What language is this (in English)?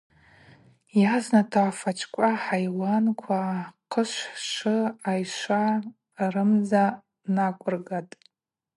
Abaza